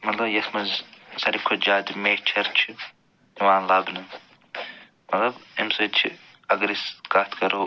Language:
Kashmiri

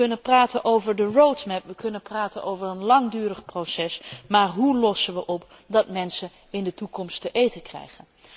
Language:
Dutch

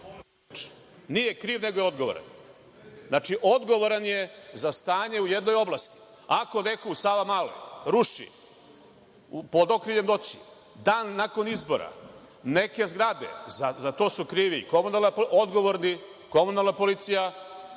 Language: Serbian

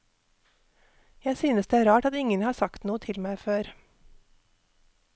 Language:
Norwegian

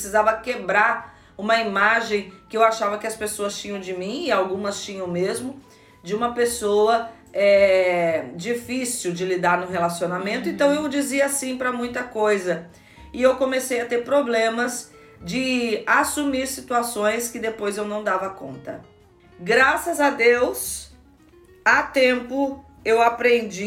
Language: Portuguese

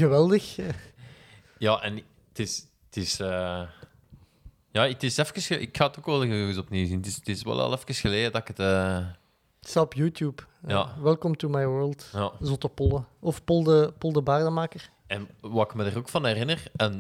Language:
Dutch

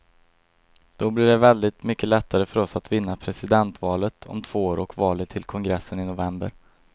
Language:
Swedish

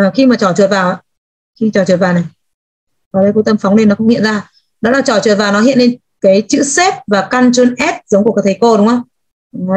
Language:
Vietnamese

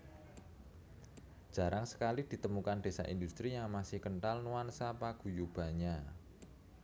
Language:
Javanese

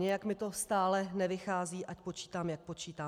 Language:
Czech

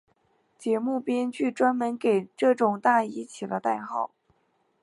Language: Chinese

